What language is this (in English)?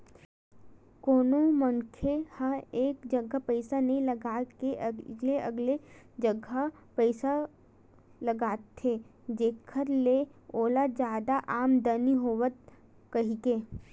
Chhattisgarhi